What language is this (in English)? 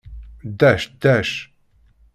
Kabyle